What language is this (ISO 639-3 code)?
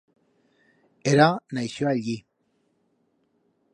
arg